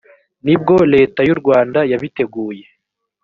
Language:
Kinyarwanda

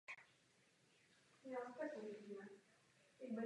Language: Czech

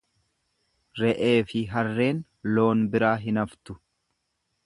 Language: Oromo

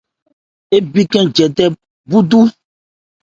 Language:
Ebrié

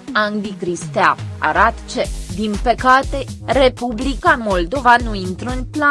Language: Romanian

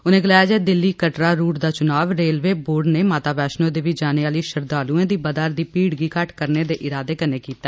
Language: Dogri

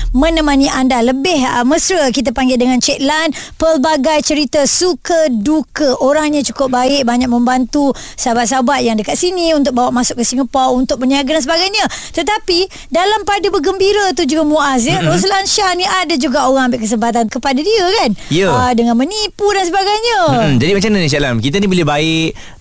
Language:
Malay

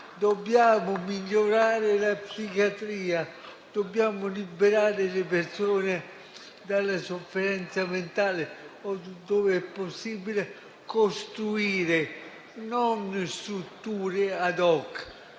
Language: Italian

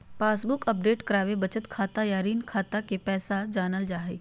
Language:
Magahi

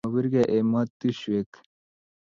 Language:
Kalenjin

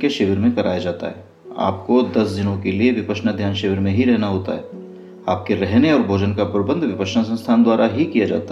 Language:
Hindi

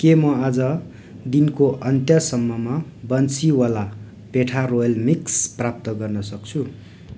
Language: Nepali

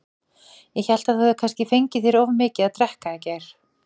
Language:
Icelandic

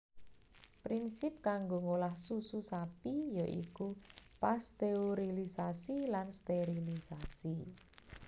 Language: Javanese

